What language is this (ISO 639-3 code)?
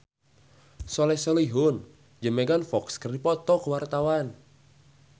sun